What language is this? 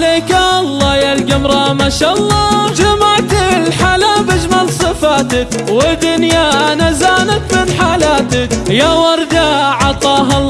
Arabic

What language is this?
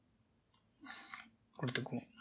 Tamil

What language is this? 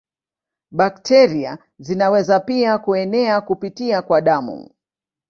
Swahili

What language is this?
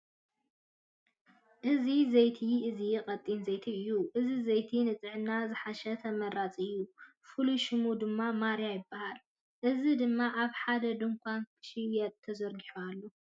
Tigrinya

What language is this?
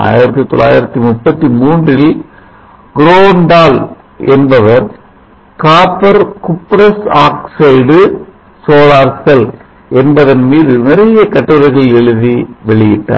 Tamil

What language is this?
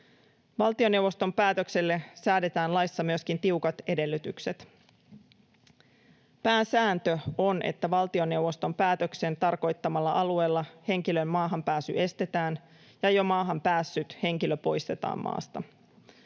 Finnish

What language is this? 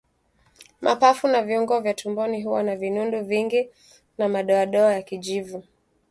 Swahili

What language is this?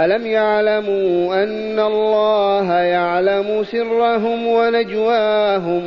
Arabic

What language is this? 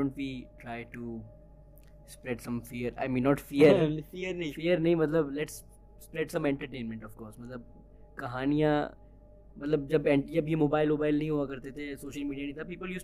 Urdu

